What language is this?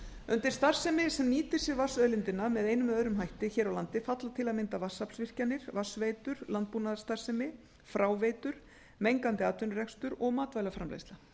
Icelandic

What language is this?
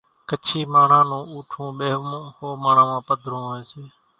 Kachi Koli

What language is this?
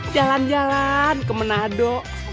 Indonesian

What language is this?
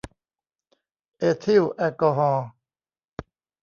Thai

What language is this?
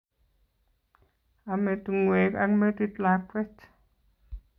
Kalenjin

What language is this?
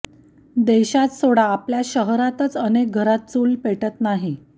Marathi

